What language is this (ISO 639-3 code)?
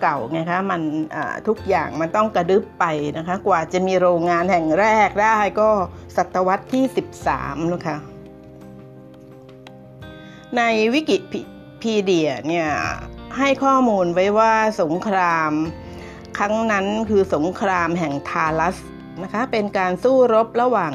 tha